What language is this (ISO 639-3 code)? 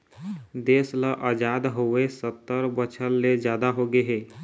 hne